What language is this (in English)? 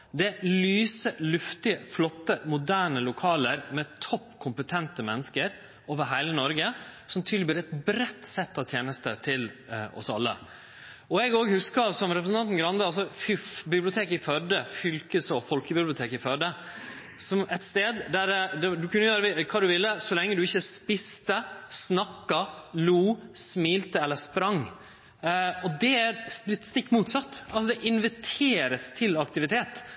Norwegian Nynorsk